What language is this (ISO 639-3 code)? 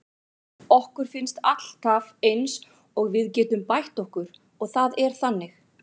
isl